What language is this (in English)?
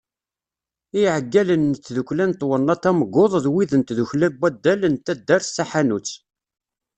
Kabyle